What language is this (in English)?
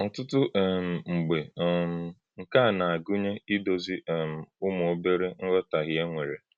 Igbo